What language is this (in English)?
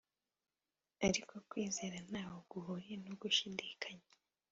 Kinyarwanda